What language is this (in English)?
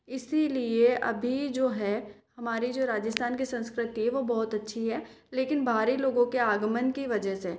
Hindi